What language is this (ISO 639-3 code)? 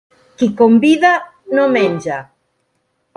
cat